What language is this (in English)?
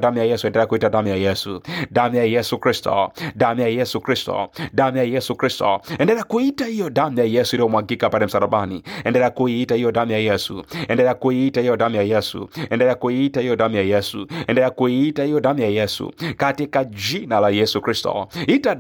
Swahili